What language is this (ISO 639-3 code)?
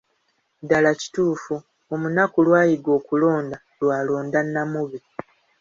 lug